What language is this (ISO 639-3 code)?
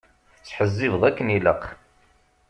kab